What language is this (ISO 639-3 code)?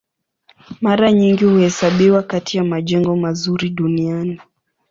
swa